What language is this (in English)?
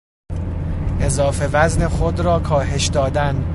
Persian